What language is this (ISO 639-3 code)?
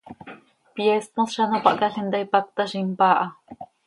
sei